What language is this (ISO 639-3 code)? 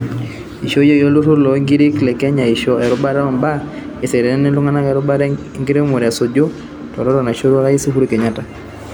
mas